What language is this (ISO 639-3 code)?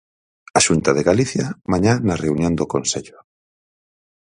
glg